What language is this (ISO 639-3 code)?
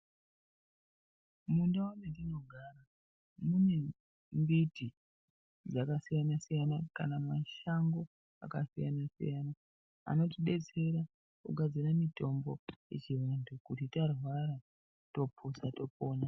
ndc